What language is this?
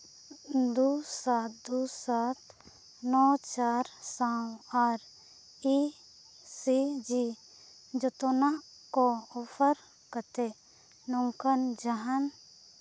Santali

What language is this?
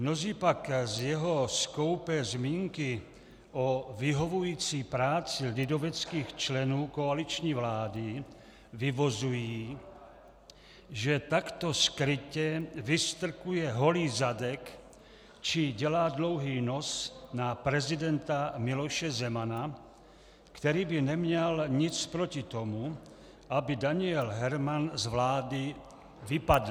Czech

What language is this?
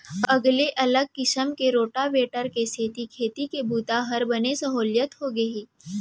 Chhattisgarhi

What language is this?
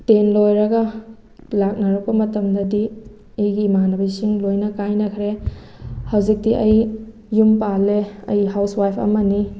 Manipuri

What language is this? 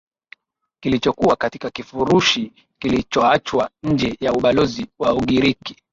Swahili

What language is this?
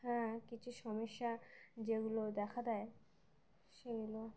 Bangla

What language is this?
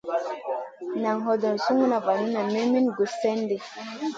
Masana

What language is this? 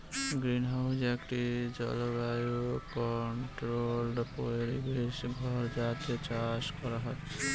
Bangla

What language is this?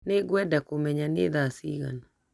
Kikuyu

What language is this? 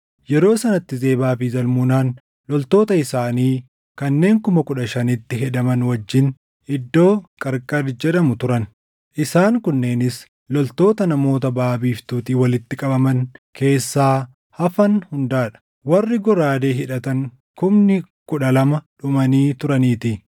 Oromo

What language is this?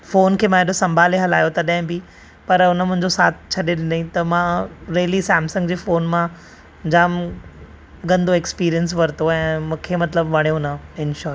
Sindhi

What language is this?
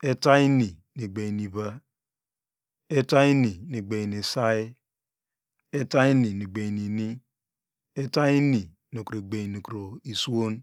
Degema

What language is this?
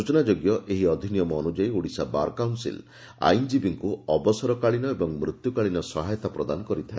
Odia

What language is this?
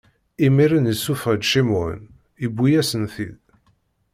Kabyle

